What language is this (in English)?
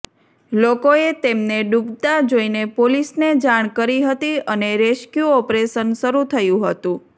Gujarati